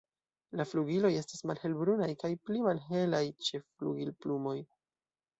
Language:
Esperanto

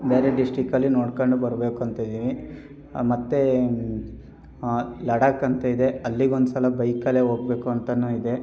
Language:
Kannada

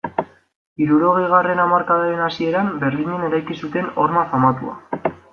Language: Basque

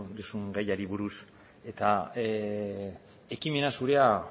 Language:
Basque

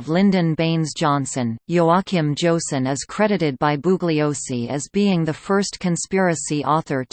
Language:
English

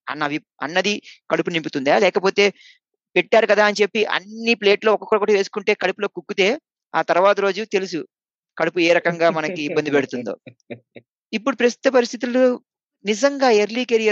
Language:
Telugu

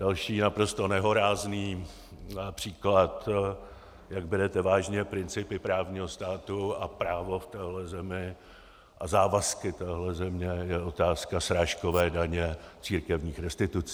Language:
Czech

